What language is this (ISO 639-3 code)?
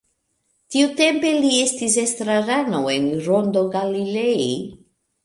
epo